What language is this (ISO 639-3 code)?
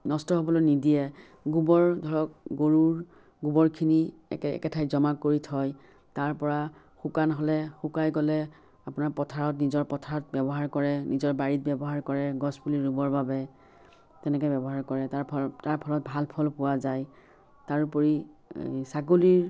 asm